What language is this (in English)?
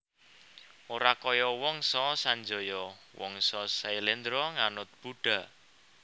Javanese